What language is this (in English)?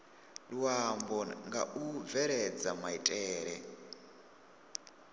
Venda